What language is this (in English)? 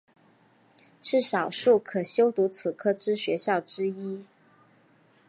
Chinese